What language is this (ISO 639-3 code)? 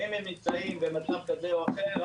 heb